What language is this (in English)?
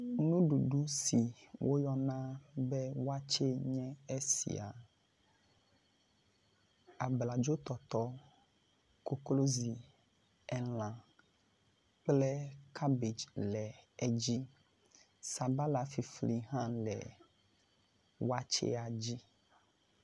Ewe